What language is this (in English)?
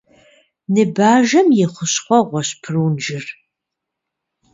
Kabardian